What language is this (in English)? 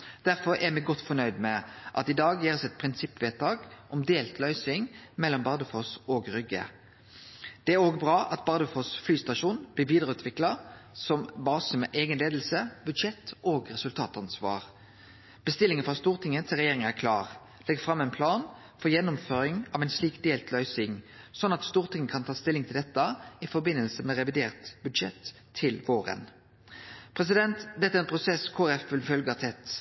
Norwegian Nynorsk